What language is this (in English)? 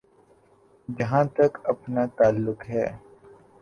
Urdu